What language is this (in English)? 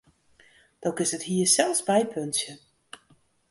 Western Frisian